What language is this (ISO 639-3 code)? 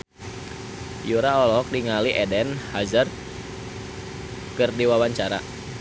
sun